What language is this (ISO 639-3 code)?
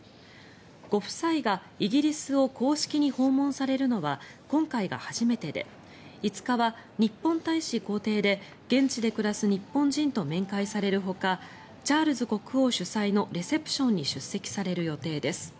jpn